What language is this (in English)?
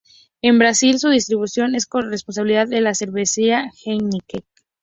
Spanish